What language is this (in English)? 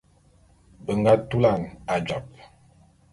Bulu